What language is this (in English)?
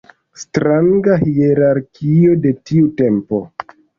Esperanto